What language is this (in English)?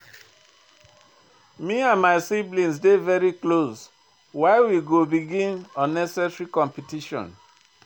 Nigerian Pidgin